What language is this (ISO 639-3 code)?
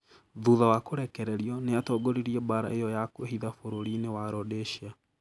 kik